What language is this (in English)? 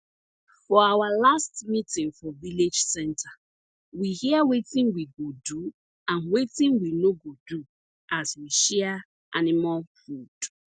Nigerian Pidgin